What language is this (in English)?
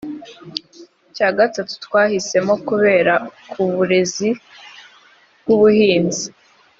Kinyarwanda